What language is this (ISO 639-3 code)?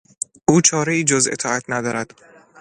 fas